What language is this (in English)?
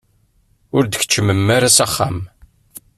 Kabyle